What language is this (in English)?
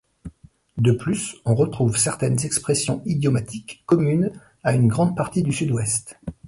French